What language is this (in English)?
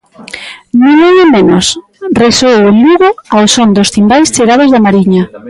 Galician